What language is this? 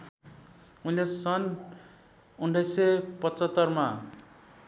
Nepali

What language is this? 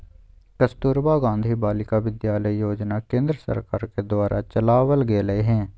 Magahi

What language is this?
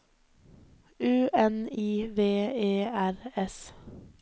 Norwegian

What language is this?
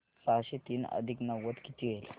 Marathi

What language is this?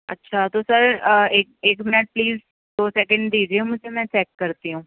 Urdu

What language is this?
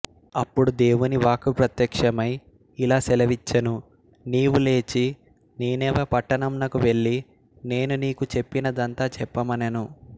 Telugu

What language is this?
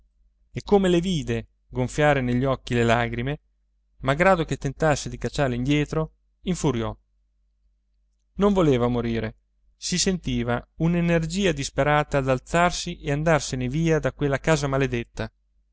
Italian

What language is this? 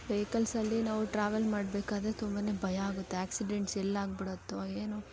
Kannada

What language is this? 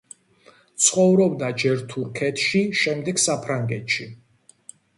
Georgian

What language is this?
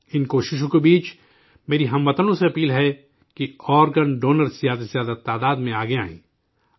Urdu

